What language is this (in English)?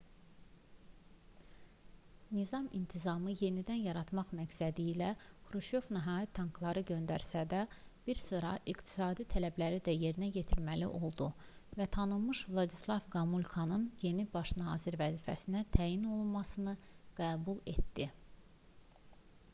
Azerbaijani